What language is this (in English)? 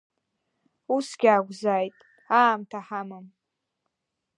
Abkhazian